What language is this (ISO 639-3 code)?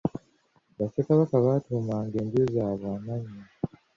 lug